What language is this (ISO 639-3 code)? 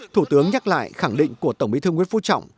vie